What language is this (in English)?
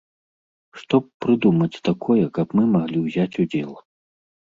Belarusian